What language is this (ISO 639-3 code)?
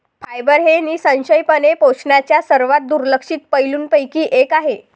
mar